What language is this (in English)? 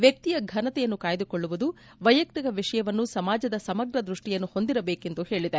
Kannada